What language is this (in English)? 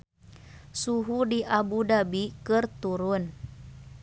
Sundanese